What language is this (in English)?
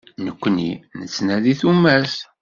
Kabyle